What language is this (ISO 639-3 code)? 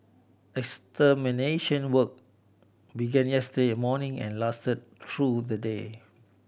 eng